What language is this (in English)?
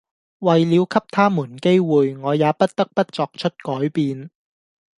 Cantonese